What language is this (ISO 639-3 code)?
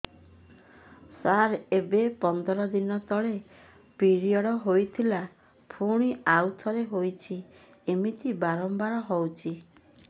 ori